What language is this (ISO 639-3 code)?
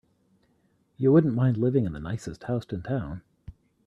eng